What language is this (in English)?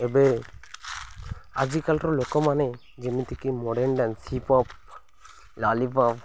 Odia